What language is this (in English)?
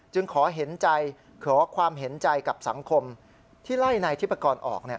Thai